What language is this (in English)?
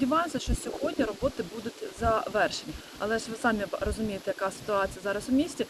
Ukrainian